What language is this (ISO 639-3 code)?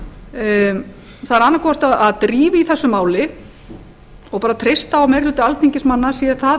isl